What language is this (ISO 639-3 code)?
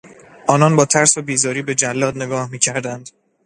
fas